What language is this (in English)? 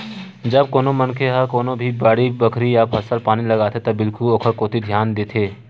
Chhattisgarhi